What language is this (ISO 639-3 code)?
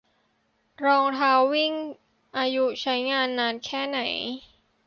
tha